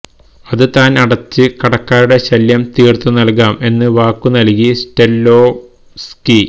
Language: Malayalam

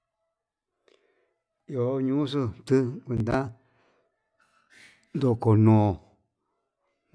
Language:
Yutanduchi Mixtec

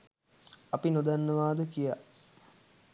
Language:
Sinhala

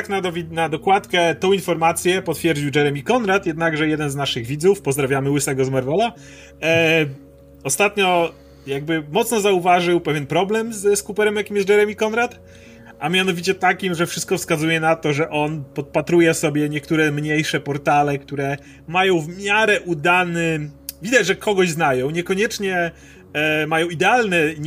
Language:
Polish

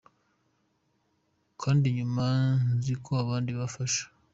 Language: Kinyarwanda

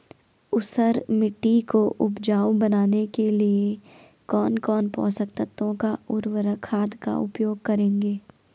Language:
Hindi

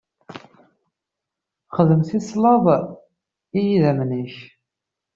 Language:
Kabyle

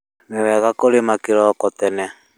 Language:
Kikuyu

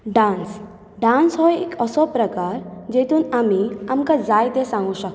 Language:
Konkani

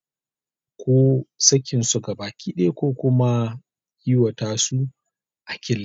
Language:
Hausa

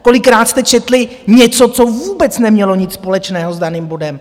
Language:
Czech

